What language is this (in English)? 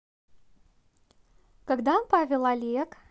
Russian